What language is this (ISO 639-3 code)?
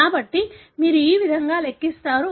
tel